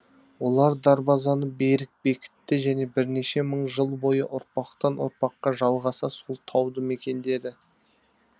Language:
Kazakh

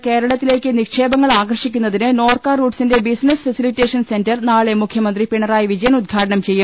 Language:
Malayalam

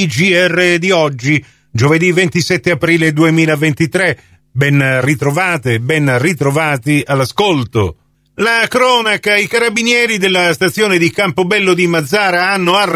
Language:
Italian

